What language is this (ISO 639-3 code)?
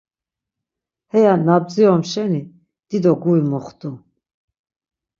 lzz